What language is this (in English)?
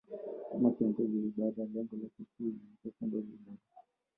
Swahili